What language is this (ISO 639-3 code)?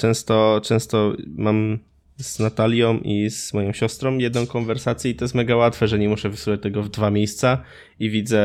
pol